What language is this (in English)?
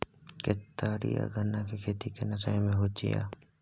Maithili